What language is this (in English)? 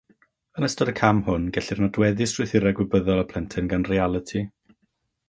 Welsh